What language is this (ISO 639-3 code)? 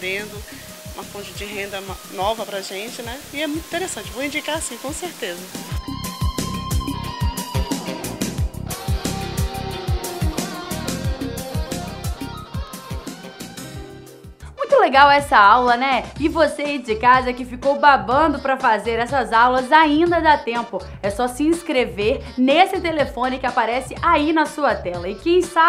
por